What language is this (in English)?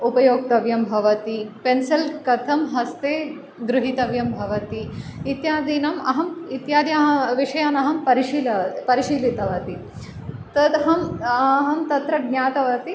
Sanskrit